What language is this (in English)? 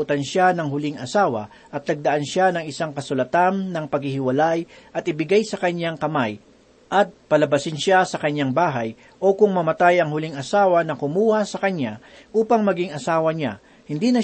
Filipino